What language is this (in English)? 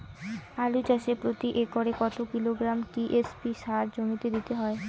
Bangla